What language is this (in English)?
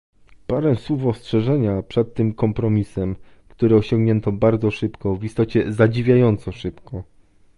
Polish